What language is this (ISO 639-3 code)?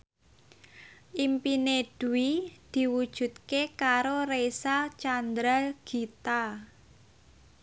jav